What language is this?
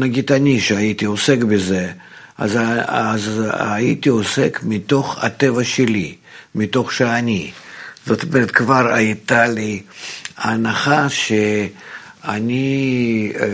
Hebrew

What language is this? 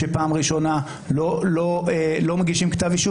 Hebrew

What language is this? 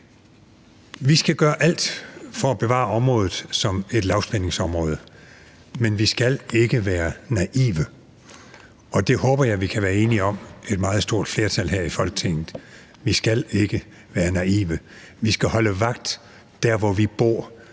Danish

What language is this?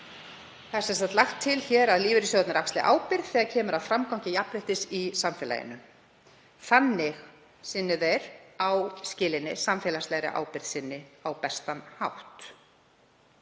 Icelandic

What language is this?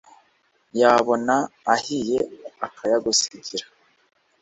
Kinyarwanda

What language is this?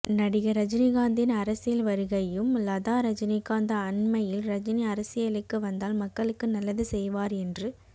Tamil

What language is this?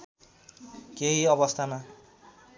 Nepali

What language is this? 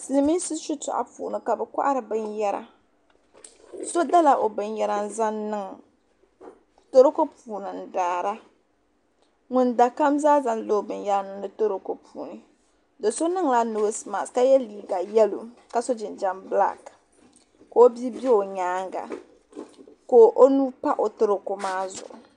Dagbani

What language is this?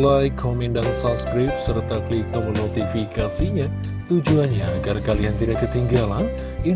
Indonesian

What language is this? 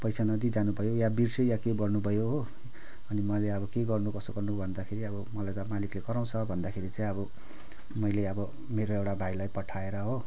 Nepali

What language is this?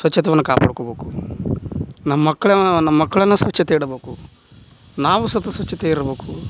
Kannada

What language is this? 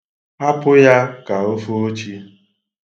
Igbo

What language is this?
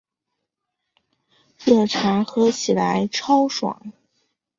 Chinese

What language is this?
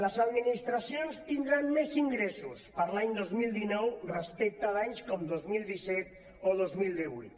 Catalan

